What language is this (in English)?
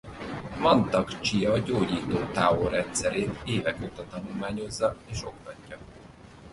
Hungarian